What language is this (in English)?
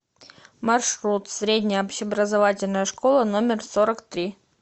Russian